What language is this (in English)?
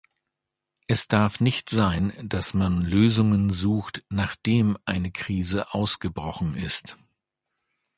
German